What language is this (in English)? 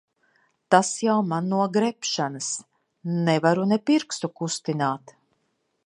Latvian